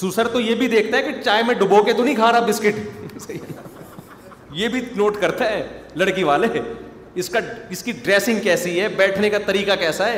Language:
Urdu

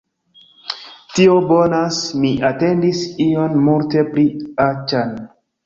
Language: Esperanto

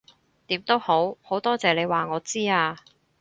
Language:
Cantonese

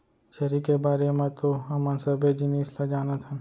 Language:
Chhattisgarhi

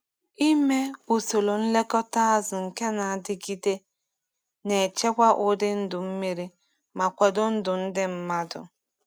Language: Igbo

